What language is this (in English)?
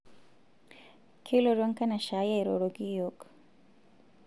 Masai